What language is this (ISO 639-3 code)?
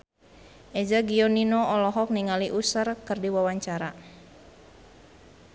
sun